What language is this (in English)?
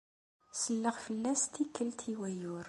Kabyle